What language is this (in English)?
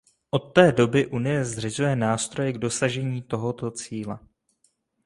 Czech